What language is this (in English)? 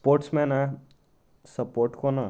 Konkani